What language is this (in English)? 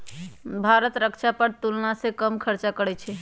Magahi